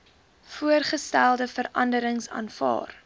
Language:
Afrikaans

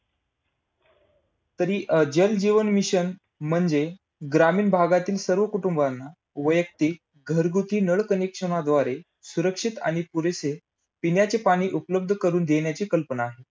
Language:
Marathi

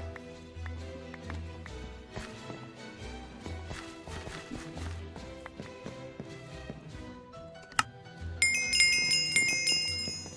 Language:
Spanish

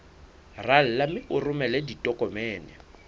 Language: Southern Sotho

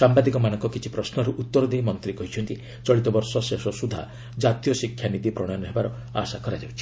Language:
Odia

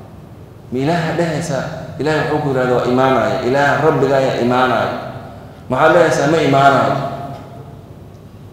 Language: Arabic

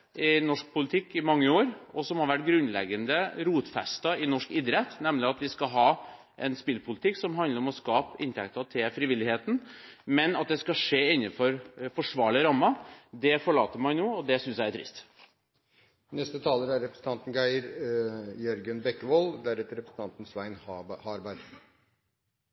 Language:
Norwegian Bokmål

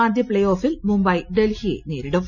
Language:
Malayalam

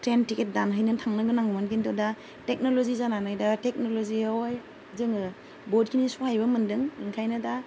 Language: Bodo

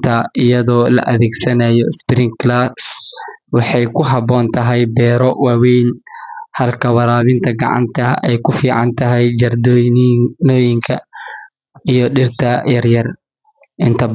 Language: Somali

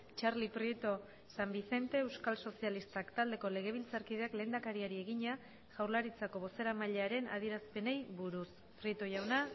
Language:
Basque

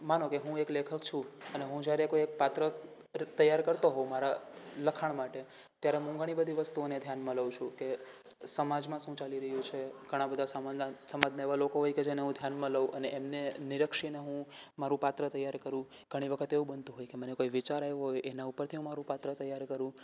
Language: Gujarati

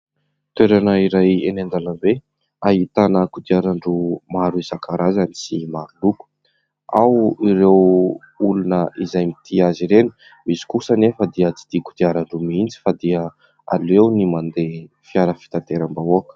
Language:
Malagasy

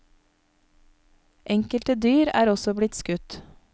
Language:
Norwegian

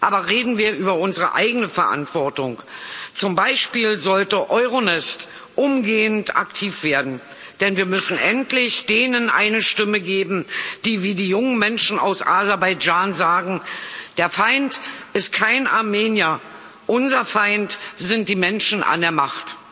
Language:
German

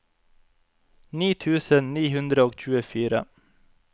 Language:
Norwegian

